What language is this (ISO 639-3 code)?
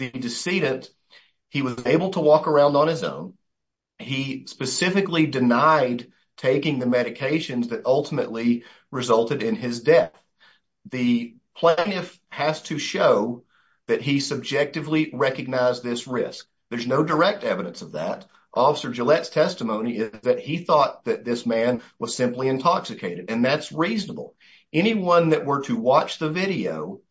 eng